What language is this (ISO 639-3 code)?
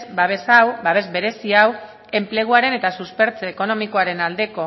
eus